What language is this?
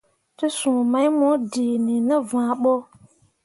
Mundang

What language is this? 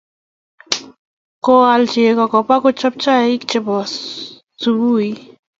Kalenjin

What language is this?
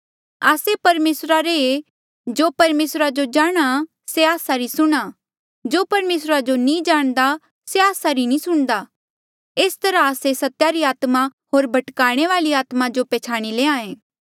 Mandeali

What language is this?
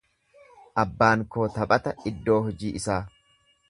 Oromo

